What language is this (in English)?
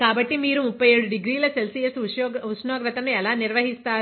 Telugu